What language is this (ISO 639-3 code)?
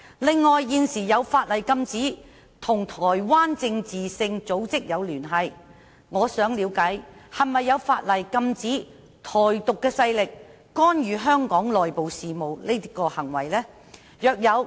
yue